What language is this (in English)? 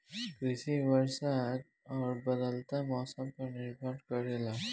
Bhojpuri